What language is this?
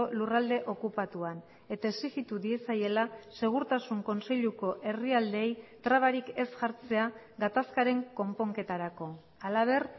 Basque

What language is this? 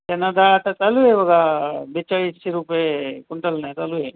Marathi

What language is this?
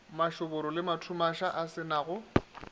Northern Sotho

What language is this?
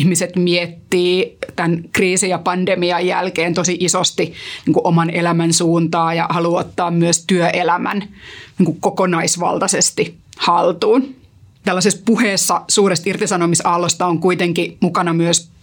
Finnish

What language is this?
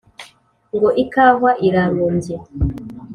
Kinyarwanda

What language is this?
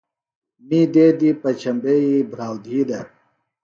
Phalura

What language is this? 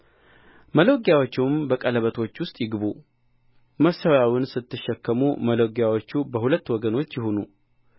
Amharic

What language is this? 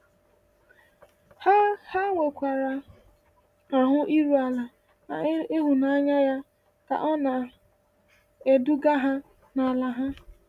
Igbo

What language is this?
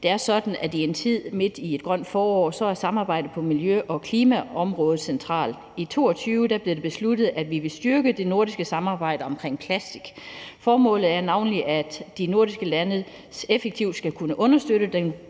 Danish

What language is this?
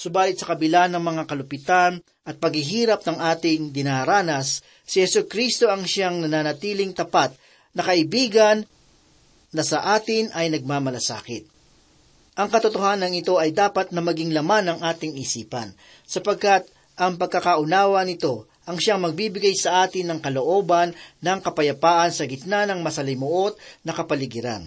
Filipino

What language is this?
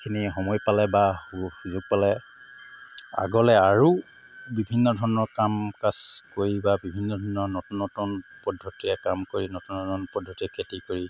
Assamese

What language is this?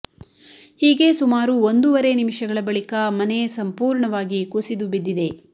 Kannada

